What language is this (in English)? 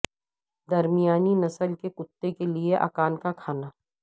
Urdu